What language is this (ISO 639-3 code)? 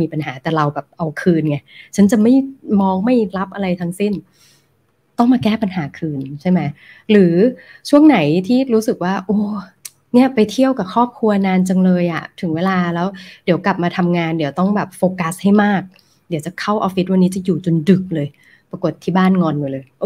tha